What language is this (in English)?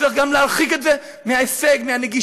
Hebrew